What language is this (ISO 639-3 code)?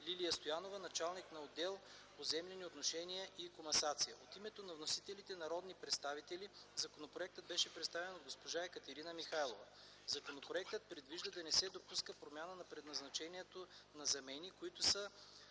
bul